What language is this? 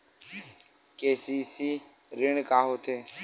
Chhattisgarhi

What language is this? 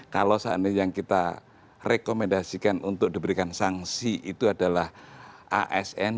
Indonesian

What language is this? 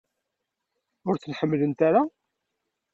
Kabyle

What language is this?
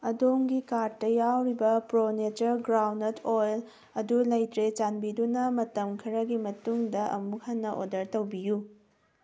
Manipuri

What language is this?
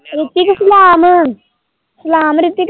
Punjabi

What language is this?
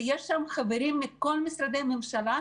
Hebrew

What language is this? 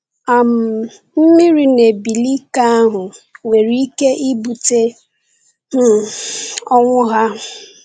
Igbo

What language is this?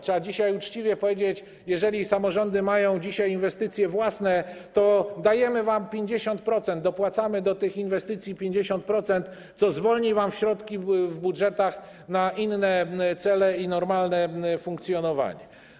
Polish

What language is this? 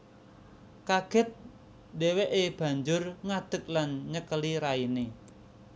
Javanese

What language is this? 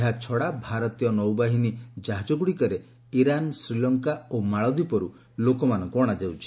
Odia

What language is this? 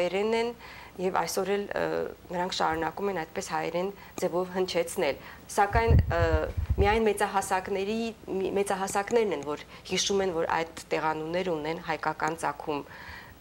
Romanian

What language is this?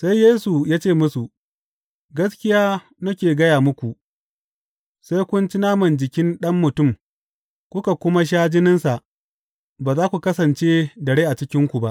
Hausa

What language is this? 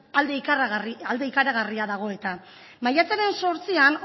Basque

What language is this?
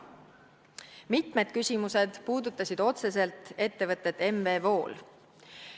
Estonian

